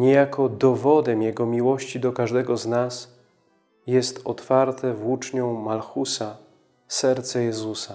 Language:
Polish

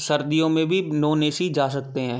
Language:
Hindi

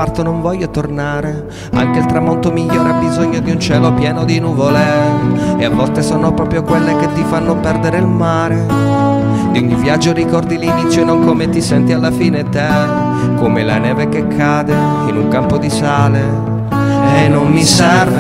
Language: Italian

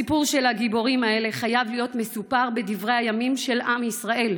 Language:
Hebrew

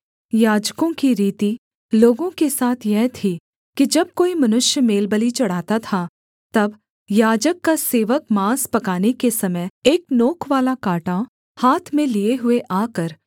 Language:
Hindi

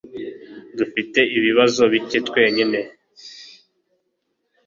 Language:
Kinyarwanda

